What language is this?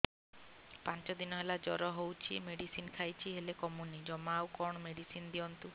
Odia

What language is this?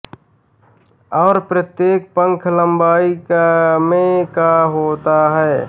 Hindi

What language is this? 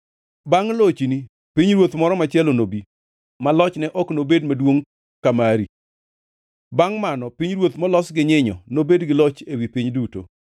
Luo (Kenya and Tanzania)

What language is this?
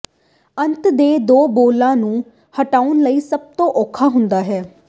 Punjabi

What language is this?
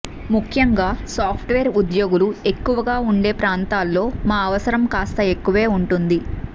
Telugu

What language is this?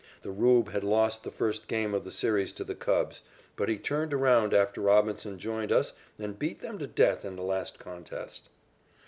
English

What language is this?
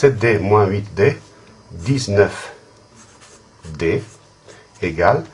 French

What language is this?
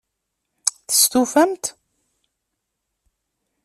Kabyle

